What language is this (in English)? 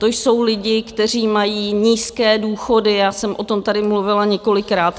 Czech